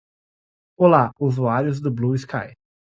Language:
Portuguese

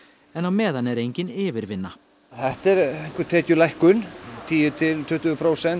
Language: Icelandic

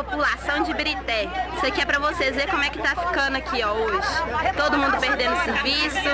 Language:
Portuguese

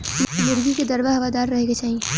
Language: Bhojpuri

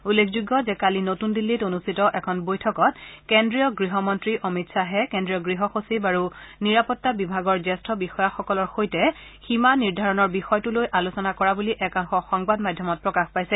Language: Assamese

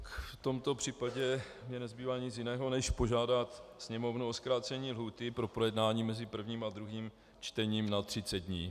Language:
Czech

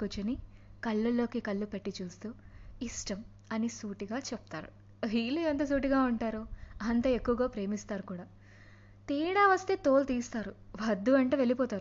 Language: Telugu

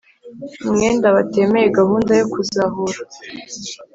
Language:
Kinyarwanda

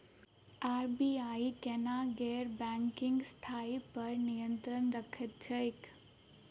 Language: Maithili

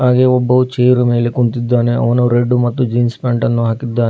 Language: Kannada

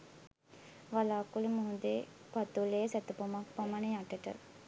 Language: Sinhala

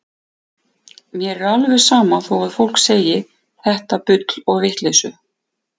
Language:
Icelandic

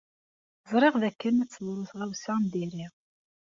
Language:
Kabyle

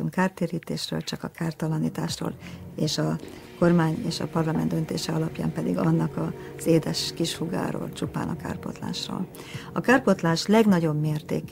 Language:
Hungarian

